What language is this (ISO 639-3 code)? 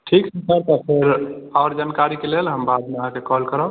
mai